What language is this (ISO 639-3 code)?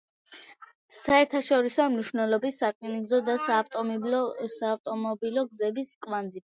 kat